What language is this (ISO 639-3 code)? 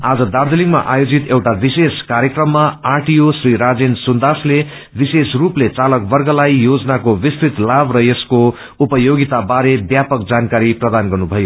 nep